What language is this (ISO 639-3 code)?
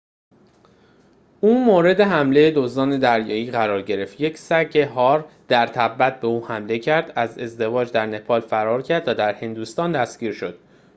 fas